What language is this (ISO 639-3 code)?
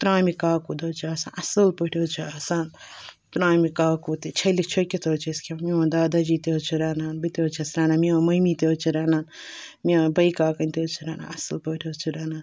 kas